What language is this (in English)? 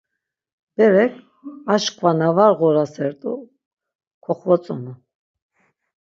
Laz